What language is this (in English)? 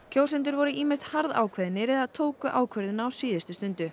Icelandic